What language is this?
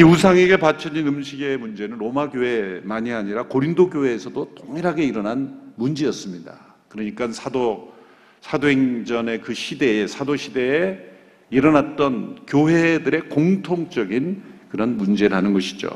Korean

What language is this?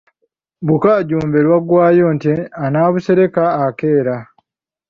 Ganda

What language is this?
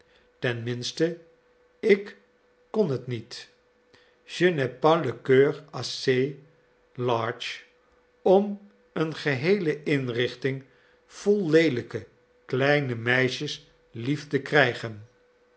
Dutch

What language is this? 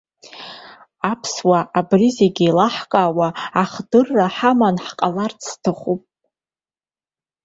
Abkhazian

